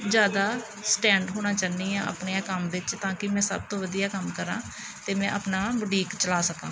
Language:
Punjabi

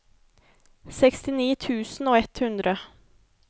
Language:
Norwegian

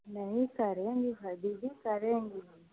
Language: Hindi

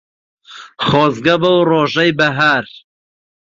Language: Central Kurdish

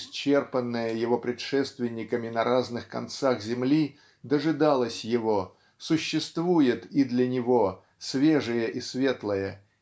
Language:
Russian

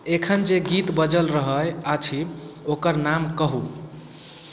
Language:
Maithili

